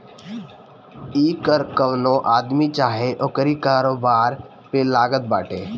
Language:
Bhojpuri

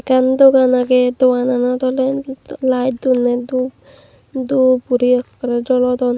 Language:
Chakma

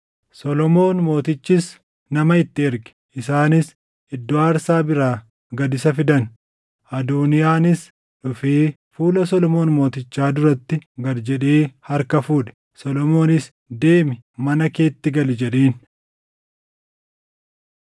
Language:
Oromo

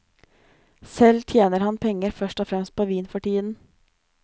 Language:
Norwegian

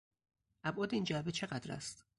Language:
Persian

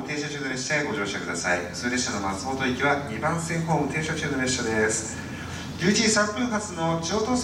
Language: Japanese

